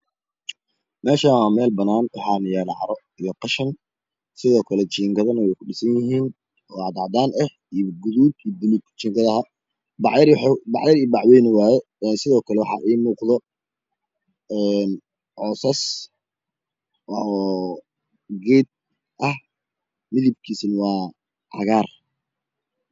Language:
Somali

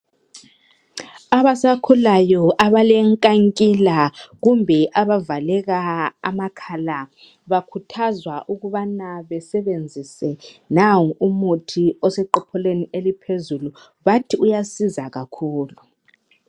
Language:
North Ndebele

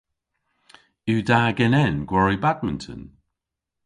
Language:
Cornish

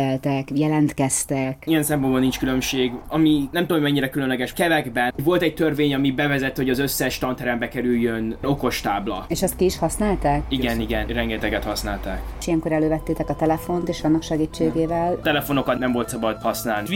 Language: Hungarian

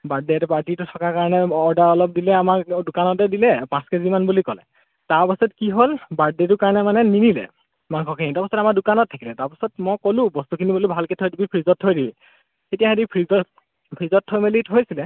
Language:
Assamese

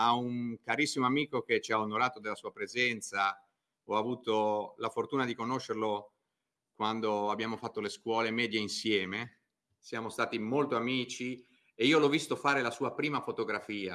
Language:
Italian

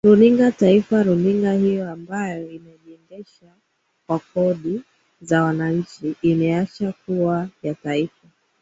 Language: Swahili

